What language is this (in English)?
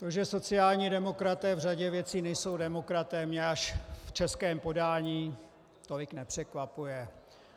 Czech